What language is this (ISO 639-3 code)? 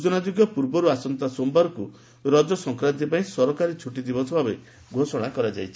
ori